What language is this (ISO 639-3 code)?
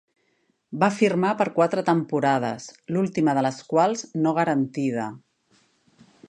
cat